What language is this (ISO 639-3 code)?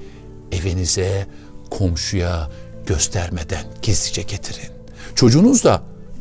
tur